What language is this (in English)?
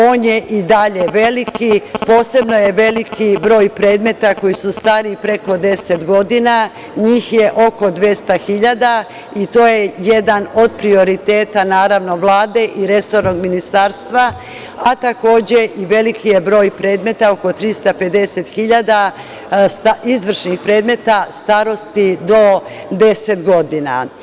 Serbian